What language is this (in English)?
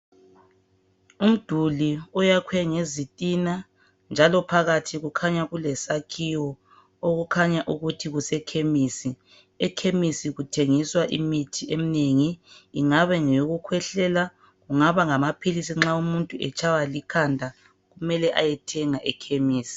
North Ndebele